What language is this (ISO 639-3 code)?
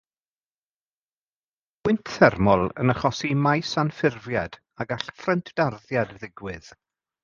cym